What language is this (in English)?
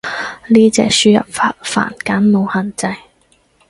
Cantonese